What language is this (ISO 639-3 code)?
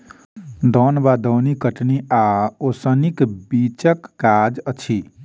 mai